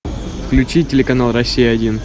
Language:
Russian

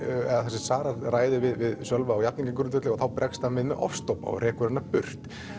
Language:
Icelandic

